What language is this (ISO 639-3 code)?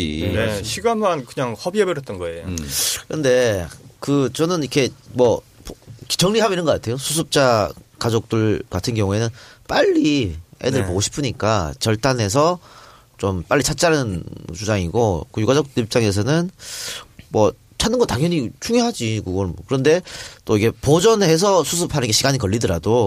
kor